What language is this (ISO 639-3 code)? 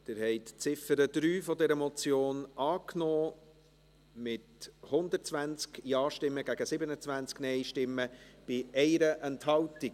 gsw